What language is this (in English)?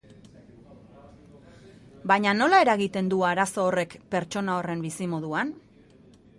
Basque